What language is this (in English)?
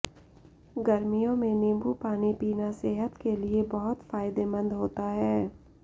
Hindi